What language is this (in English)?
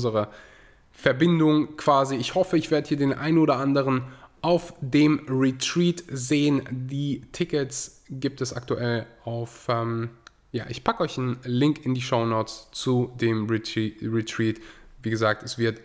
German